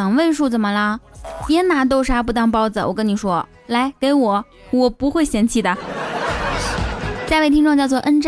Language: Chinese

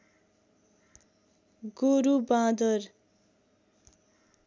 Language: Nepali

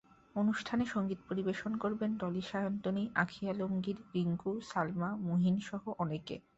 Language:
Bangla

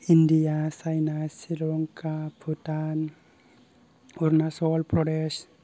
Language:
Bodo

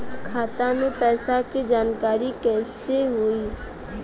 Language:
Bhojpuri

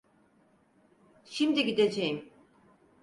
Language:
Turkish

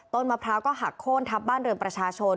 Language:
Thai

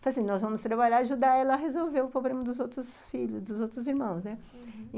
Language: Portuguese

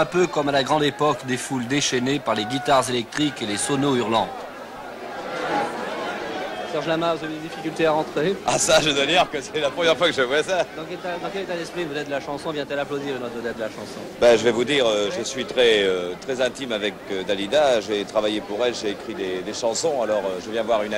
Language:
French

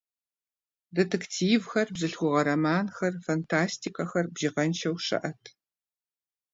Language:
Kabardian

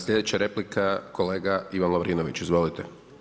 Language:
Croatian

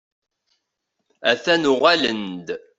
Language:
Kabyle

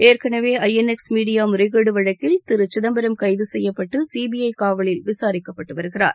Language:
Tamil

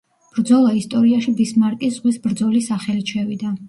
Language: Georgian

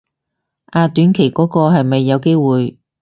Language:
Cantonese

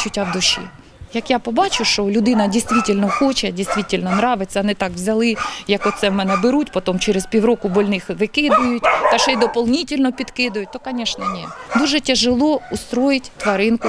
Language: Ukrainian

